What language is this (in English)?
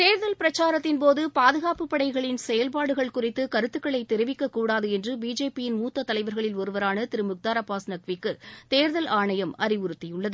Tamil